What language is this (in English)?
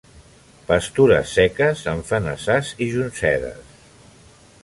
Catalan